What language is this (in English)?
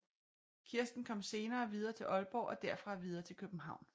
Danish